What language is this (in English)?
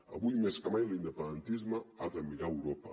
Catalan